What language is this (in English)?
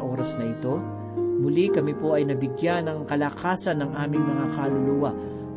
Filipino